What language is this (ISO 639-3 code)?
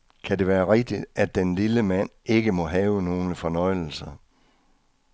dan